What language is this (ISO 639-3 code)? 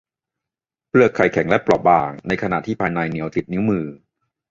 tha